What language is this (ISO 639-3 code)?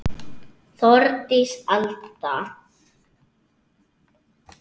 isl